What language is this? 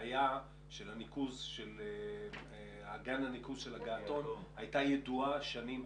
Hebrew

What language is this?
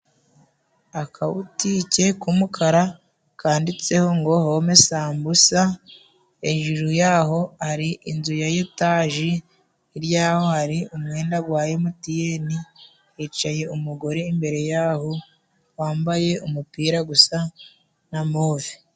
Kinyarwanda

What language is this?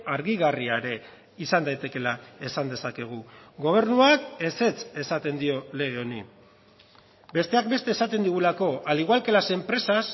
Basque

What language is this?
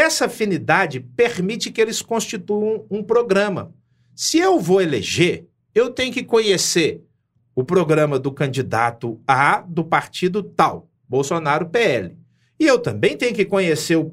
Portuguese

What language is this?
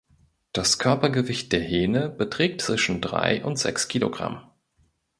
German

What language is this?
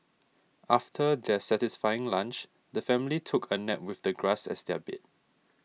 English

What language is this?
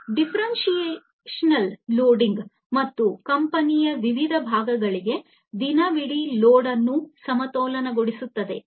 Kannada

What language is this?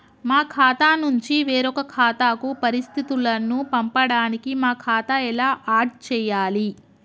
Telugu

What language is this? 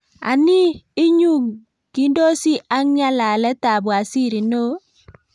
Kalenjin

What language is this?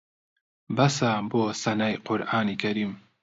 Central Kurdish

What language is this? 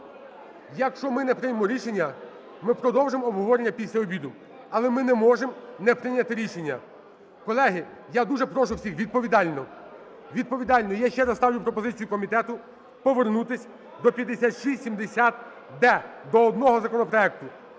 Ukrainian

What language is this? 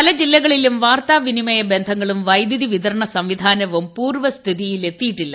Malayalam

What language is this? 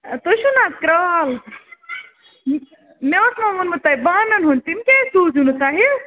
Kashmiri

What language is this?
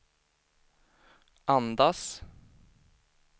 Swedish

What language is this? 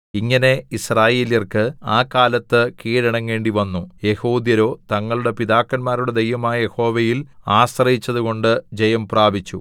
Malayalam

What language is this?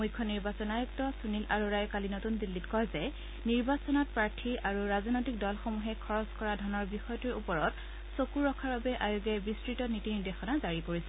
Assamese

